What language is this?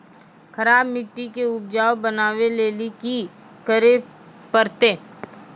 Maithili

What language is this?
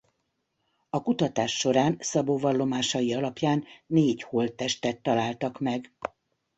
Hungarian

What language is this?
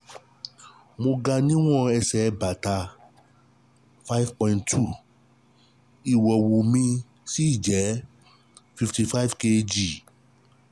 Yoruba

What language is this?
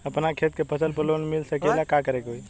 Bhojpuri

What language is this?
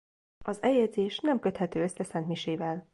Hungarian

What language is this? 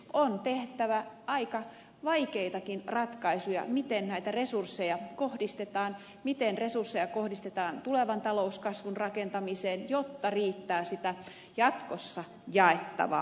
Finnish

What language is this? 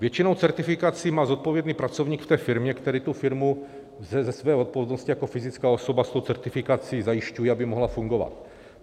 Czech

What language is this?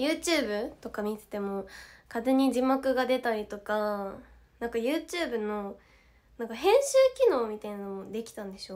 Japanese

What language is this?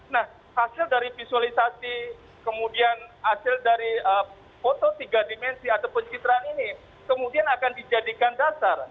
Indonesian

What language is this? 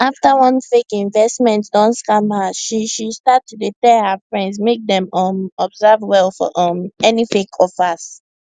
Nigerian Pidgin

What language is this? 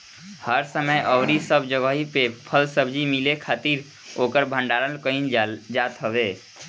Bhojpuri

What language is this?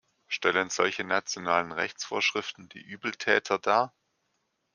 German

